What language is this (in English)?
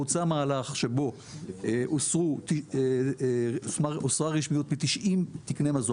Hebrew